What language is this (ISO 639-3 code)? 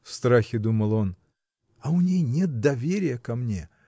rus